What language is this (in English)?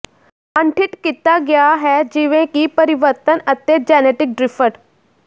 Punjabi